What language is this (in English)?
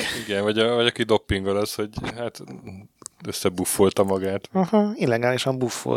Hungarian